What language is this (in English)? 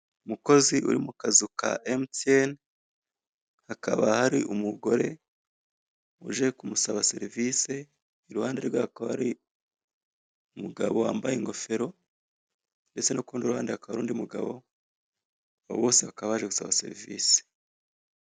Kinyarwanda